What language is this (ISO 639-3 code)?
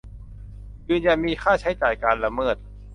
tha